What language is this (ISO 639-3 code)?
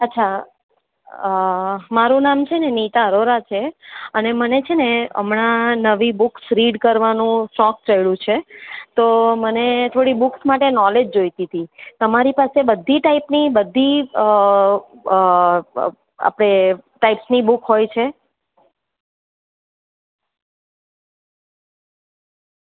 guj